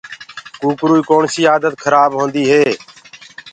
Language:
Gurgula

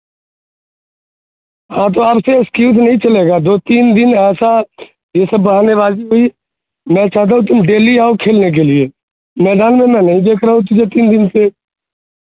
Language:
Urdu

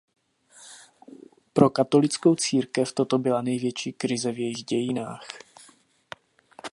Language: Czech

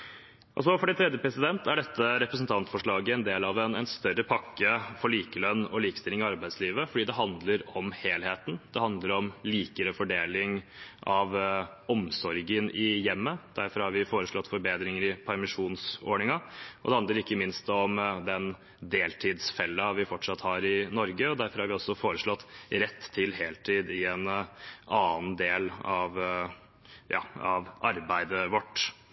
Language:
Norwegian Bokmål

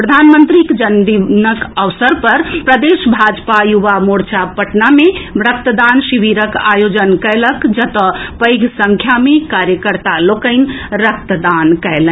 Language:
Maithili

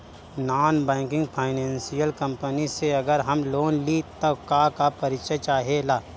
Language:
Bhojpuri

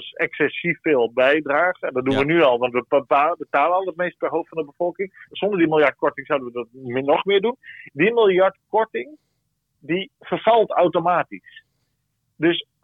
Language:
Dutch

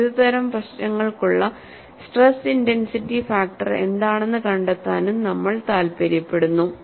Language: Malayalam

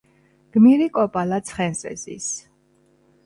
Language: Georgian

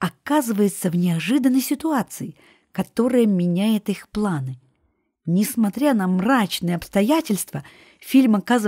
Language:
Russian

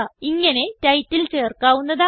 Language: Malayalam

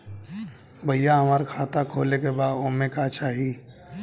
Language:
Bhojpuri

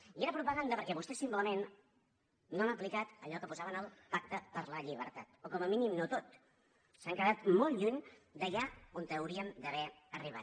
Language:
Catalan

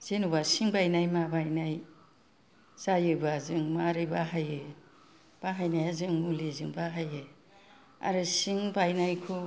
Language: Bodo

